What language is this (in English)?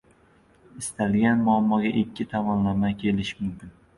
Uzbek